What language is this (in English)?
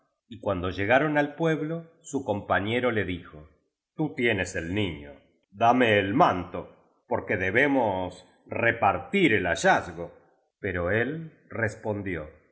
Spanish